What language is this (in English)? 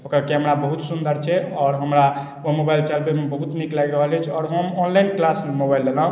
Maithili